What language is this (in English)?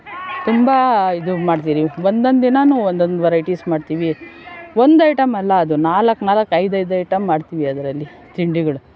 Kannada